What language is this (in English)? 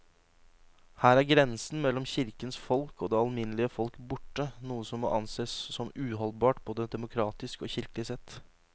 Norwegian